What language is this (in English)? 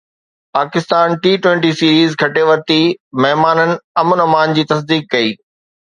Sindhi